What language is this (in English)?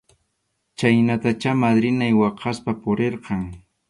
Arequipa-La Unión Quechua